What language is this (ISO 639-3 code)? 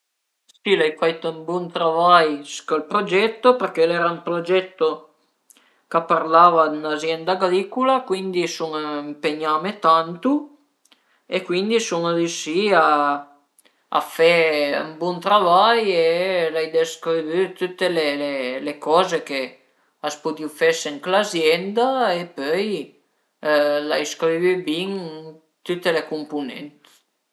pms